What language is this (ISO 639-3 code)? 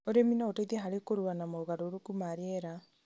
kik